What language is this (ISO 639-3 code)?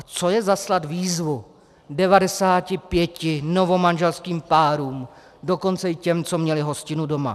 ces